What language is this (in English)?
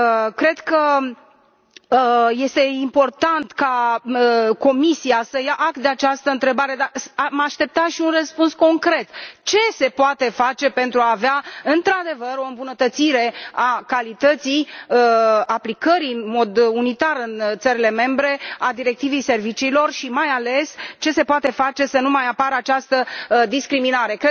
Romanian